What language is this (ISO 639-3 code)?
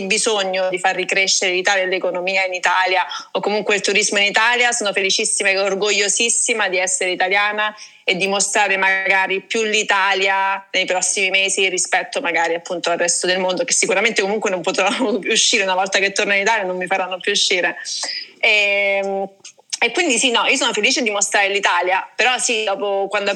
ita